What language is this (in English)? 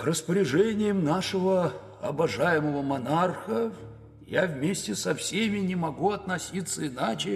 Russian